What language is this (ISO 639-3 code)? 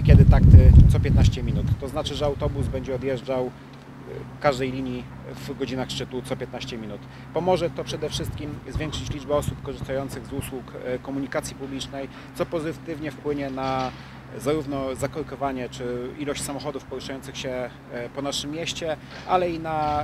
pol